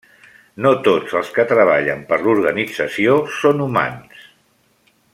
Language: Catalan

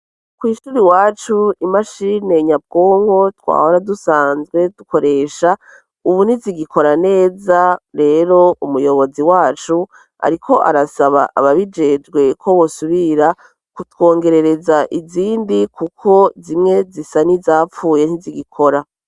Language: Rundi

